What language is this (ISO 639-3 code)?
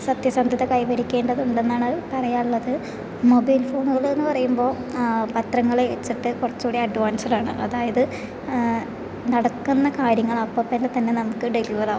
mal